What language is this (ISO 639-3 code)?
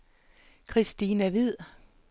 dan